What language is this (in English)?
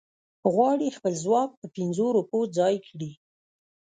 Pashto